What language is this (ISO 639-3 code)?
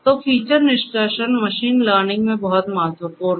hin